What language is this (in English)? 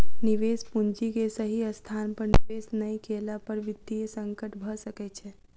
Maithili